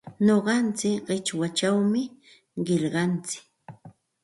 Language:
Santa Ana de Tusi Pasco Quechua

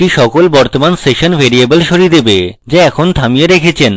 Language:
Bangla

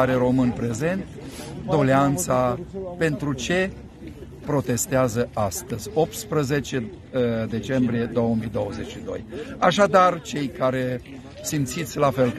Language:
Romanian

